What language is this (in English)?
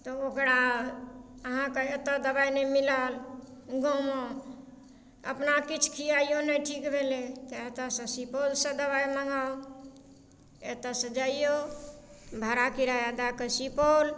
Maithili